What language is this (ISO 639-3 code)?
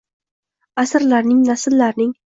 uzb